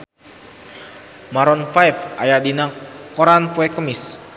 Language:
Sundanese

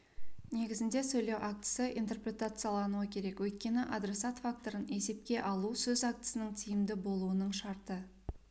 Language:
Kazakh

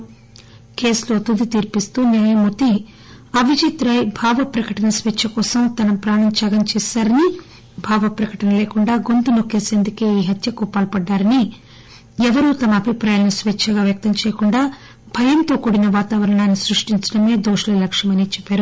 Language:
Telugu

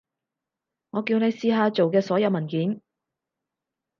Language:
Cantonese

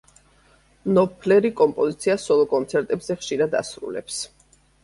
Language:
Georgian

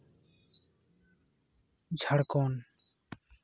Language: Santali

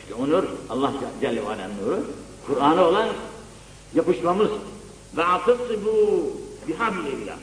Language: Turkish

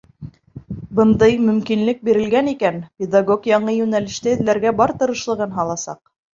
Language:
Bashkir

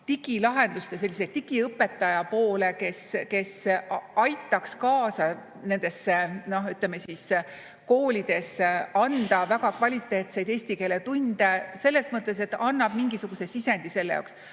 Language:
Estonian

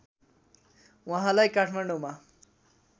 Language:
Nepali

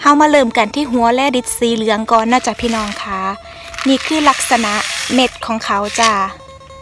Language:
Thai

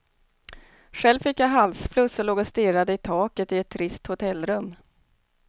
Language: Swedish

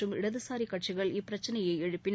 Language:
Tamil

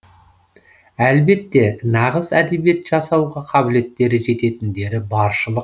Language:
Kazakh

